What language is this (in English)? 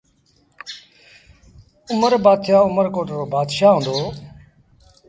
Sindhi Bhil